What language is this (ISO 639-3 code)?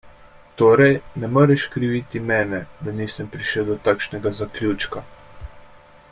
slv